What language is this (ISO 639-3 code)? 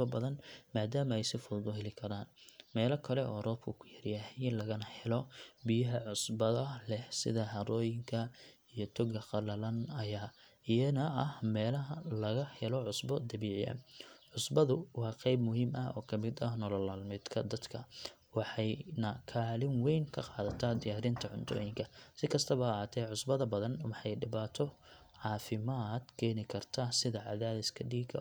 som